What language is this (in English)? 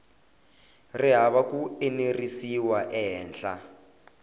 Tsonga